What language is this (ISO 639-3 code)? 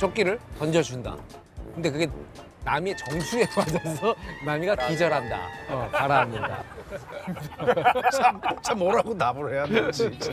kor